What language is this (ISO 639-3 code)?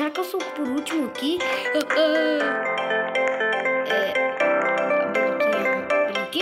por